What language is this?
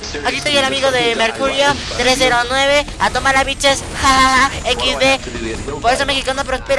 Spanish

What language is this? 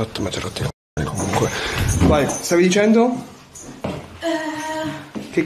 Italian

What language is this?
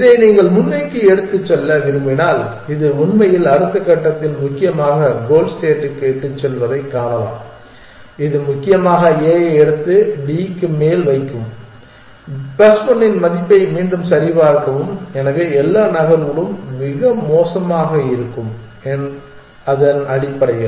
Tamil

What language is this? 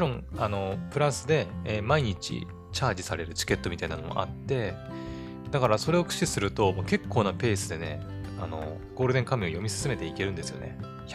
Japanese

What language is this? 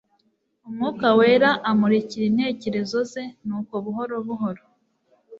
Kinyarwanda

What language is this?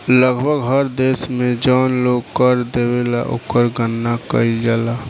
Bhojpuri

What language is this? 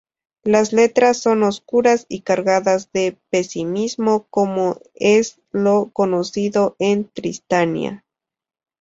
Spanish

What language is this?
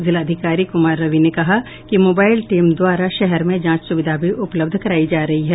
Hindi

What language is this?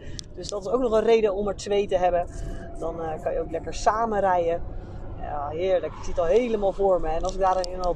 Dutch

